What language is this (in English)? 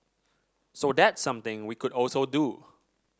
English